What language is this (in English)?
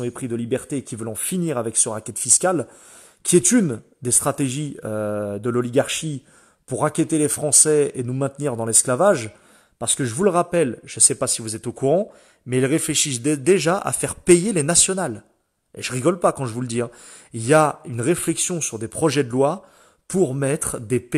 French